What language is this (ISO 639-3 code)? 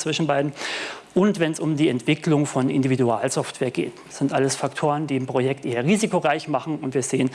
deu